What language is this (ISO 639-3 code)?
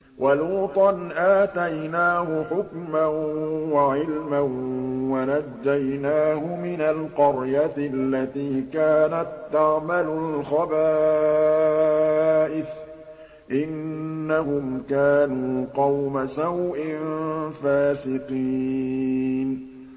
ara